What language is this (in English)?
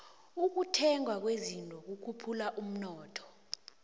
South Ndebele